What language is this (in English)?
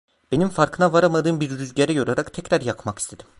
Turkish